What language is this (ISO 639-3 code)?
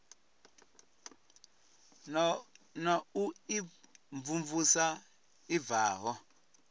ven